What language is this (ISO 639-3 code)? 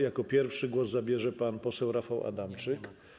pol